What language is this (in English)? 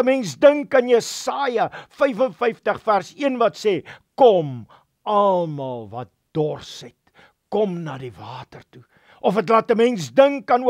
Dutch